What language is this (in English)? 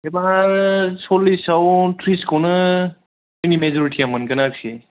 Bodo